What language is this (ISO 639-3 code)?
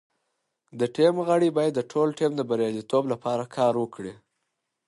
pus